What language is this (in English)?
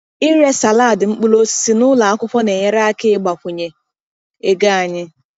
Igbo